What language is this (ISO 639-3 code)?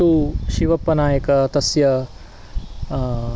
san